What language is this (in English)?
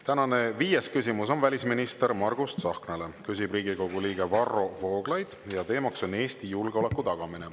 Estonian